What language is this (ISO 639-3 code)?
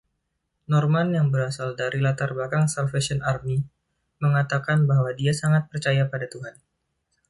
ind